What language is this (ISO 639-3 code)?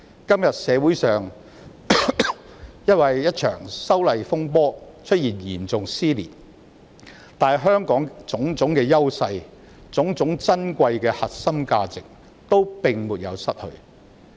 yue